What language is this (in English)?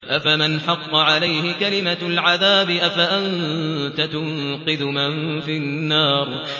Arabic